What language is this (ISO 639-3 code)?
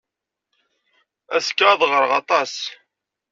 kab